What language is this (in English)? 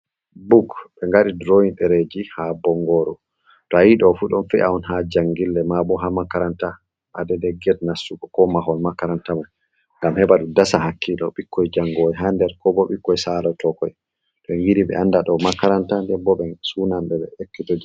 Fula